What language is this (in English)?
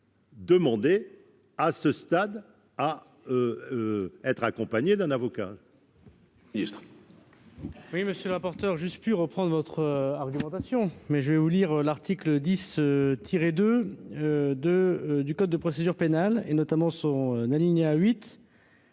French